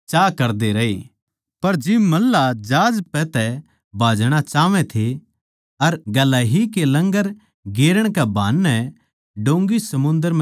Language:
Haryanvi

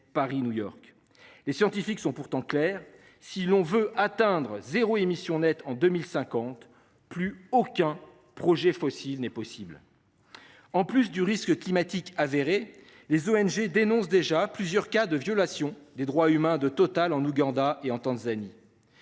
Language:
French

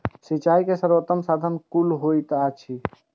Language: Maithili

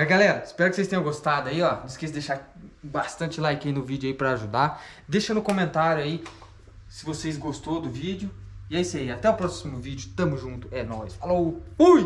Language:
Portuguese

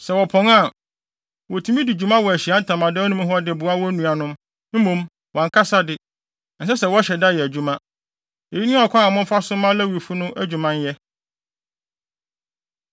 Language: Akan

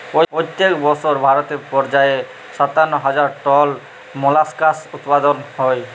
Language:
Bangla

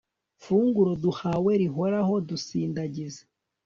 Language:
Kinyarwanda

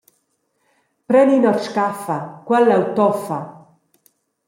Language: Romansh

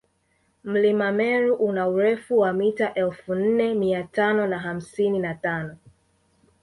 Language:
Swahili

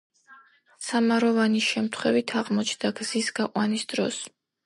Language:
Georgian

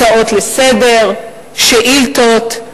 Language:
Hebrew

